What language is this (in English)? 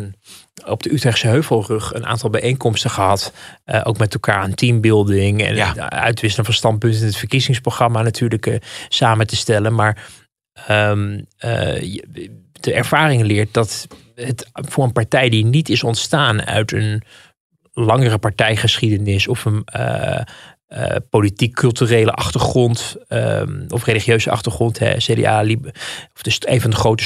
Dutch